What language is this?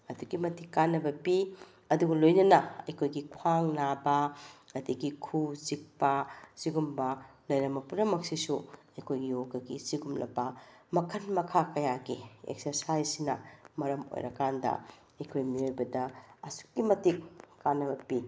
Manipuri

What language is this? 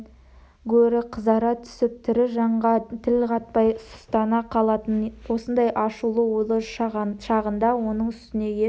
Kazakh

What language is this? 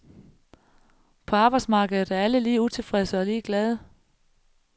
Danish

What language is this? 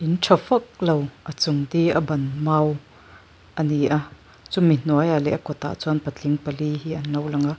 Mizo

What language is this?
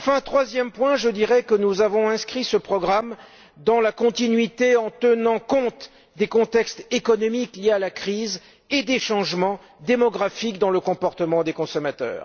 French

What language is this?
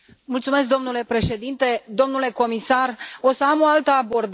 Romanian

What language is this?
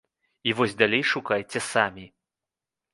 Belarusian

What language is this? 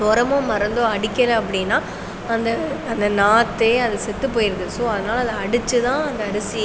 Tamil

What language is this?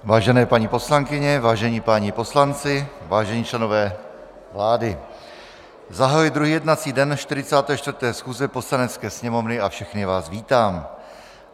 Czech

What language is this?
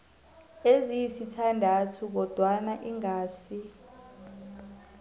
South Ndebele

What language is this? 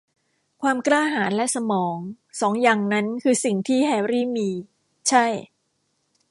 Thai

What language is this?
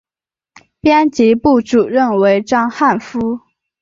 Chinese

